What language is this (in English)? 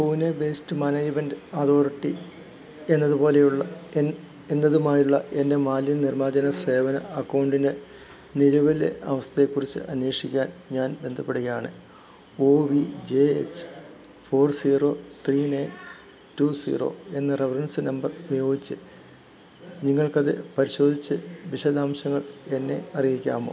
Malayalam